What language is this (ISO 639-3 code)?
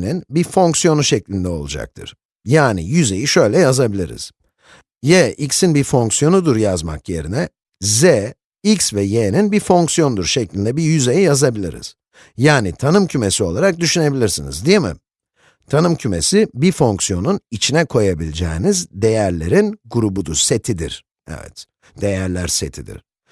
tur